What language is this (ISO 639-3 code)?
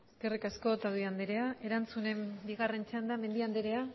eus